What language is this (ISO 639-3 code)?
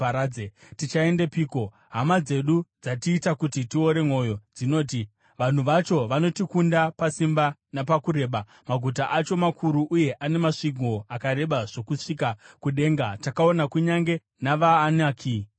sna